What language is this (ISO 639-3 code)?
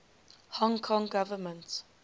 eng